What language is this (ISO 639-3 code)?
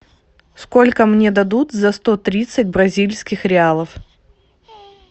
rus